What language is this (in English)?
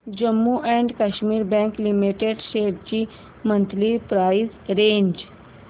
Marathi